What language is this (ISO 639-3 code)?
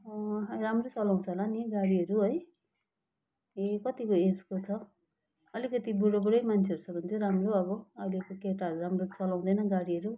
nep